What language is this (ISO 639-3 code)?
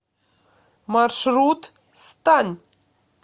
rus